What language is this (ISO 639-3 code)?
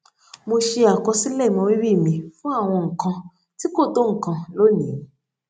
yor